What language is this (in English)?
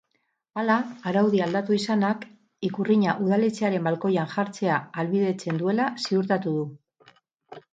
Basque